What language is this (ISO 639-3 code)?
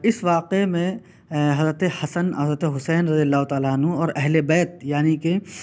urd